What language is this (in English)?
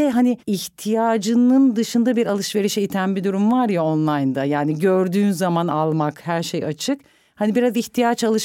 Turkish